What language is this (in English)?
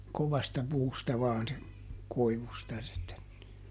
Finnish